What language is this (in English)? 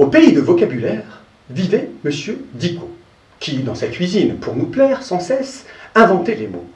French